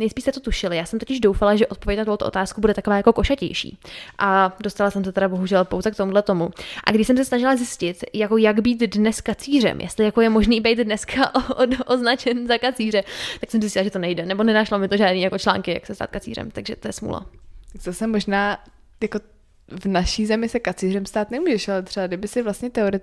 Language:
Czech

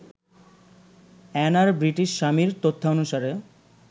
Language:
Bangla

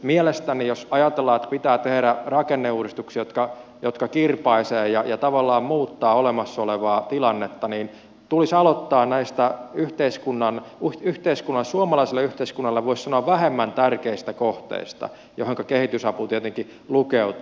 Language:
Finnish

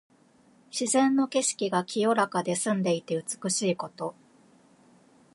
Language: Japanese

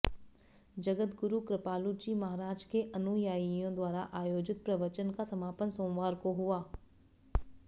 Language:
Hindi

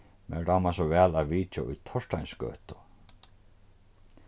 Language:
Faroese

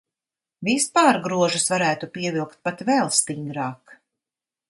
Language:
Latvian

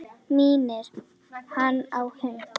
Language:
Icelandic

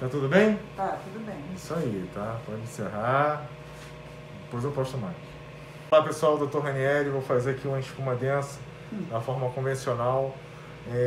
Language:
Portuguese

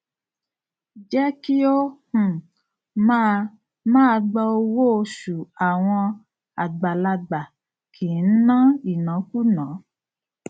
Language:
Yoruba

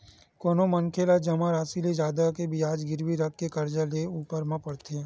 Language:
Chhattisgarhi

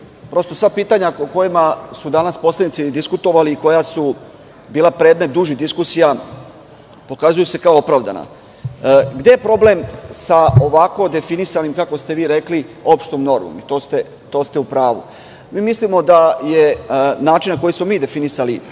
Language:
Serbian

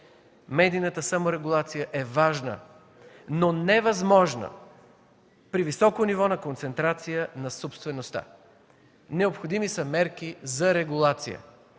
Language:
Bulgarian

